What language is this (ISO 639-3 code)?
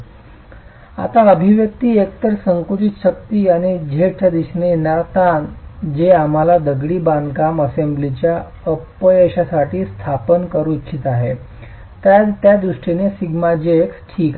mar